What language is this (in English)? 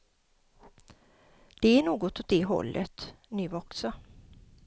Swedish